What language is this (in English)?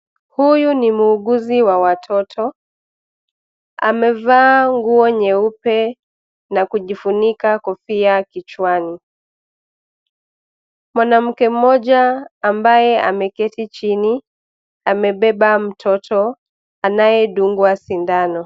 Swahili